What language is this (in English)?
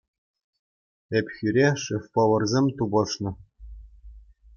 Chuvash